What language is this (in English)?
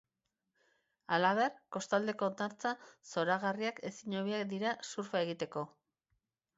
Basque